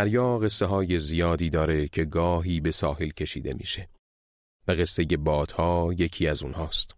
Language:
Persian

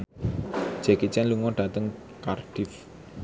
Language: Javanese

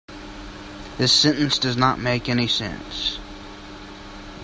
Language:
English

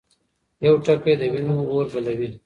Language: Pashto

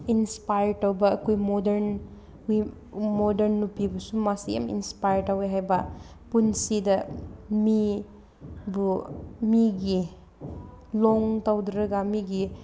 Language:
Manipuri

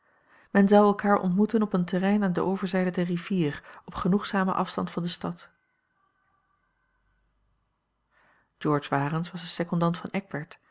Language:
Dutch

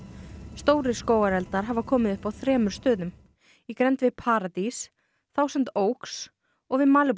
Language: Icelandic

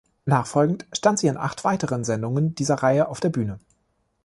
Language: German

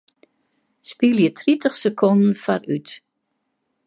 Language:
Western Frisian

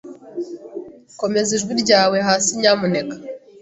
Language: Kinyarwanda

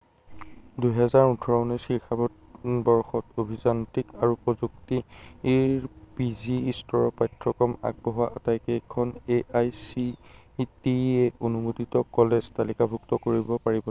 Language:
Assamese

